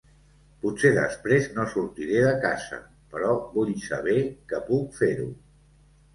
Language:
Catalan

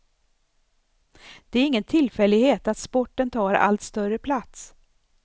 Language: Swedish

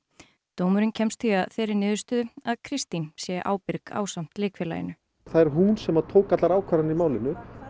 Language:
Icelandic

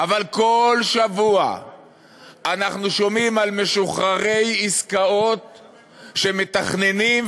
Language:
Hebrew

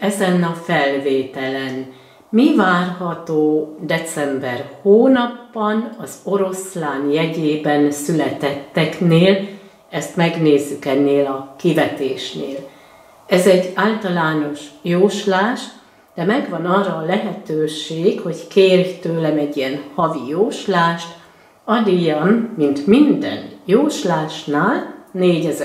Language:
Hungarian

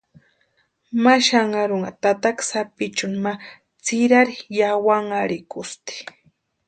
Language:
Western Highland Purepecha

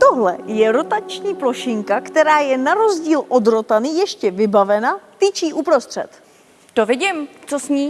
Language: Czech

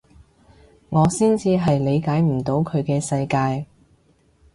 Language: Cantonese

